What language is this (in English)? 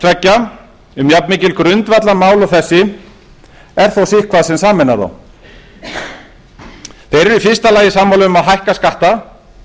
Icelandic